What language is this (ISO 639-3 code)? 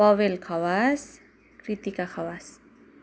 nep